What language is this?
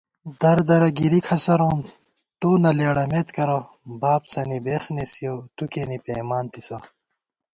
Gawar-Bati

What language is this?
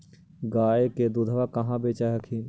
Magahi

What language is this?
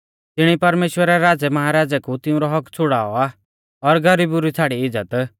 Mahasu Pahari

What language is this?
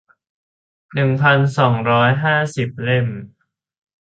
Thai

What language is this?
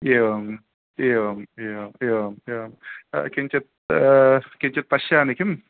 Sanskrit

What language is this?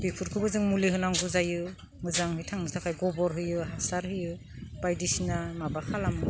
Bodo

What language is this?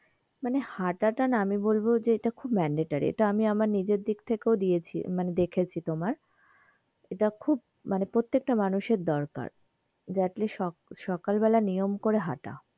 Bangla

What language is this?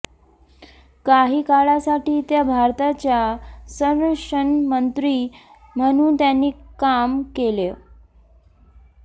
Marathi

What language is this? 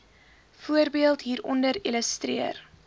Afrikaans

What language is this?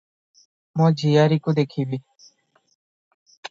Odia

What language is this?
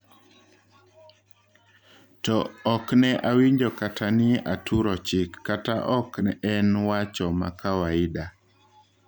Luo (Kenya and Tanzania)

